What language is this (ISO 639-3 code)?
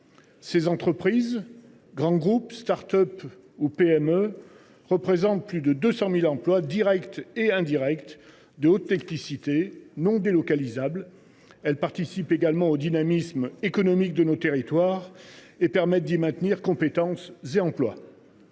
fra